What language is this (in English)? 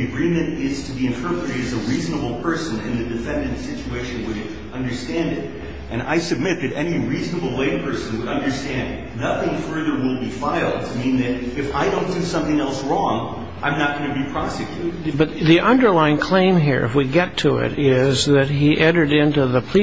English